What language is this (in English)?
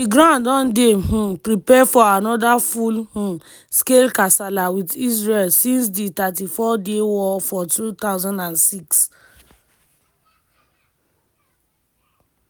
Nigerian Pidgin